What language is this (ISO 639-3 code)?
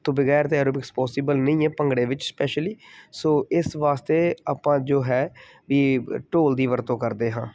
pan